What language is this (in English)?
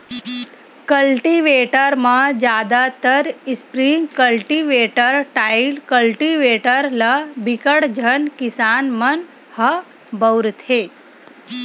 Chhattisgarhi